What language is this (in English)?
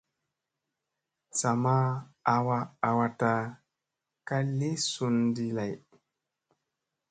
Musey